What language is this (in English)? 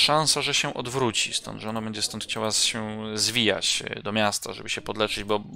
Polish